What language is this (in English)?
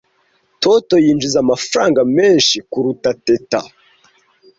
Kinyarwanda